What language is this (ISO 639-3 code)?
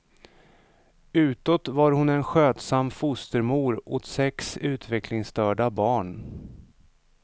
swe